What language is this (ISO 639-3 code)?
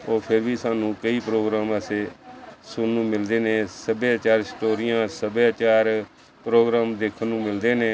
pan